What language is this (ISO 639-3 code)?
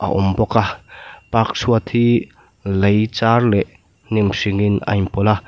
lus